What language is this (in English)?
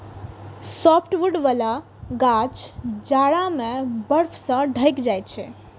Maithili